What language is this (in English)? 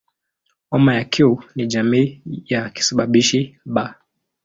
Swahili